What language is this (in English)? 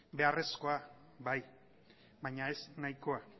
Basque